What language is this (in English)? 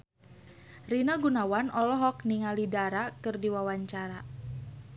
Sundanese